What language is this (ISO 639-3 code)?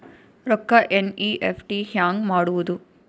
kan